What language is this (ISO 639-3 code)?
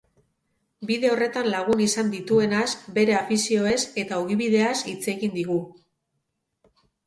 eus